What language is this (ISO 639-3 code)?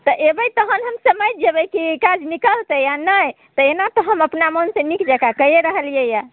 mai